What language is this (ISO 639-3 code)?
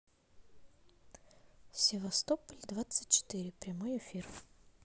rus